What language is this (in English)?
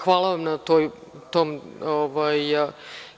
Serbian